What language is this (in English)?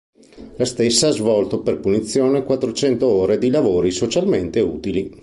Italian